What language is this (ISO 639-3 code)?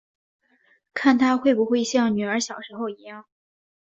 zho